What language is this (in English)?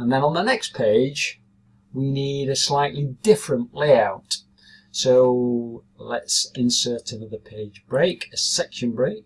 English